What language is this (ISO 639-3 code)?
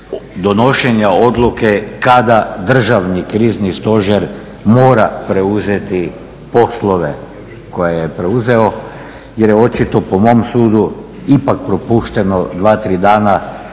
hrv